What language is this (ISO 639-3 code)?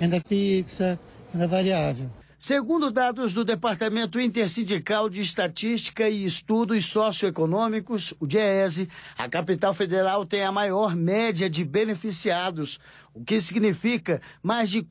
por